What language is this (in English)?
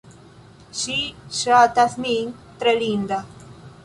Esperanto